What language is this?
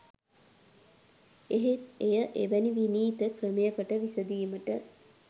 Sinhala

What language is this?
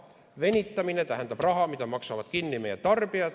Estonian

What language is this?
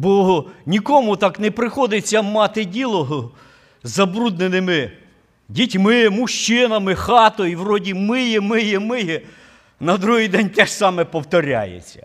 Ukrainian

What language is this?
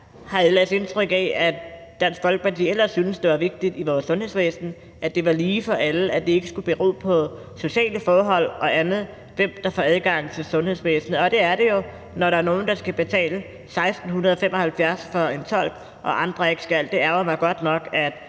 Danish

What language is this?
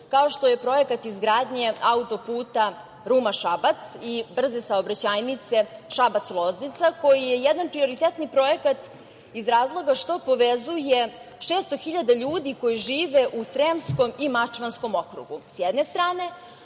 Serbian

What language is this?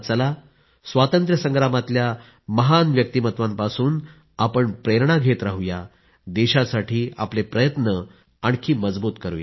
Marathi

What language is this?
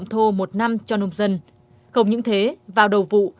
Vietnamese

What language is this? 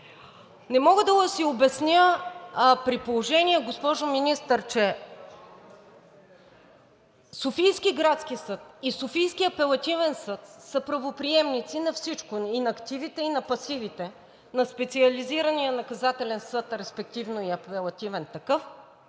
Bulgarian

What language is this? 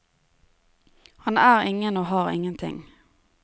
Norwegian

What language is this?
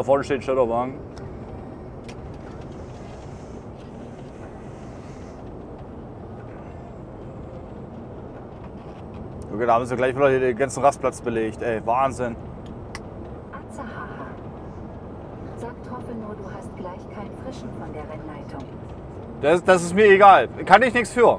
German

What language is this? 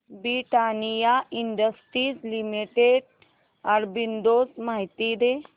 Marathi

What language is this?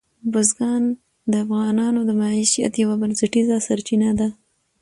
Pashto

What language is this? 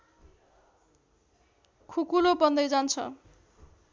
Nepali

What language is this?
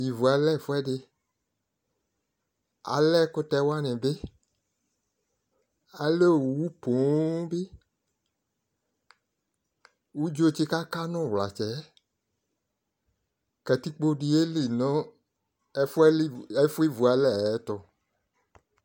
Ikposo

